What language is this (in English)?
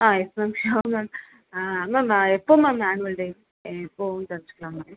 Tamil